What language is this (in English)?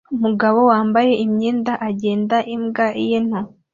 Kinyarwanda